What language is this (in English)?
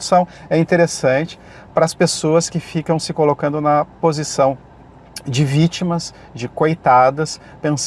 Portuguese